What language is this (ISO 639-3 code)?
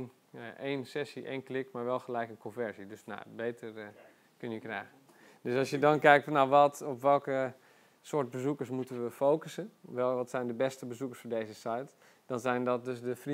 nld